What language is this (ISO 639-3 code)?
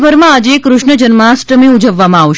guj